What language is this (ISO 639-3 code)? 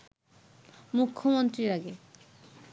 ben